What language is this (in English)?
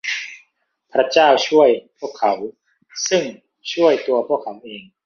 Thai